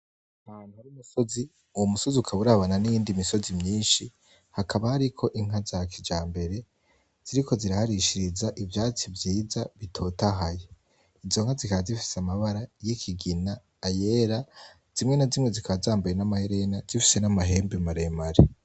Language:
Rundi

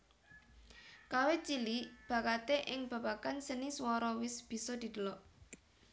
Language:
Javanese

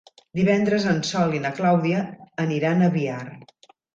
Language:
Catalan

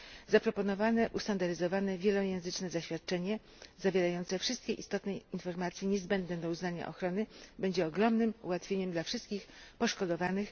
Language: Polish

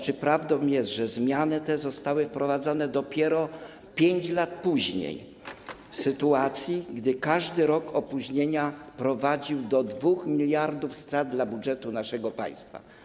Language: Polish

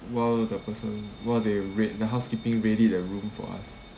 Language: English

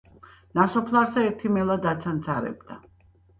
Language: Georgian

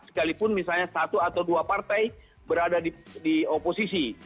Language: Indonesian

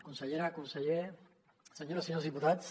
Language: Catalan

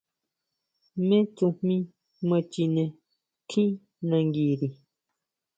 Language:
Huautla Mazatec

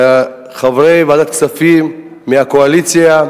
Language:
Hebrew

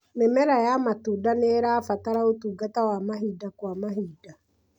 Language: Kikuyu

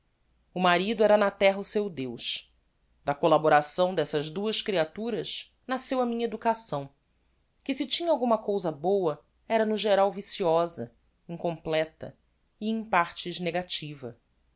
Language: Portuguese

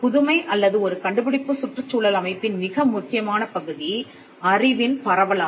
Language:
Tamil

